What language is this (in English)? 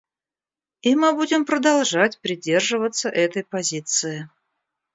Russian